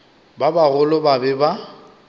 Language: Northern Sotho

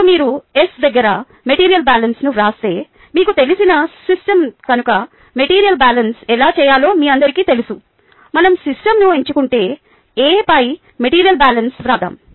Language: Telugu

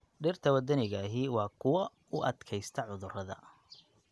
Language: Somali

